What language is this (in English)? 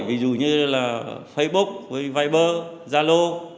Vietnamese